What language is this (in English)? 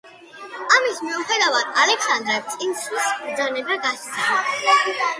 Georgian